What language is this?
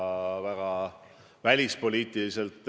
Estonian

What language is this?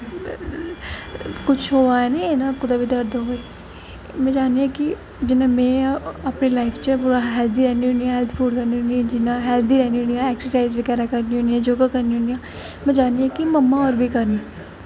Dogri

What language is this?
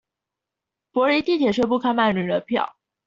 Chinese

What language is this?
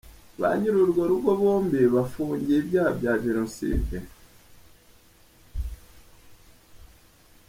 Kinyarwanda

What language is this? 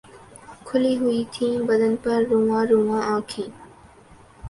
Urdu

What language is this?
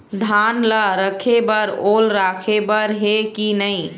Chhattisgarhi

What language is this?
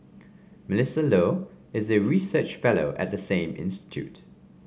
English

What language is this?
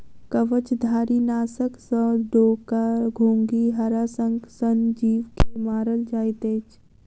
Maithili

